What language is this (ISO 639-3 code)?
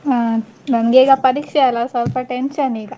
kan